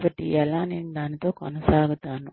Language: Telugu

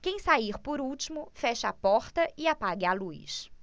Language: Portuguese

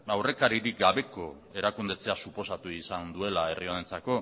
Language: Basque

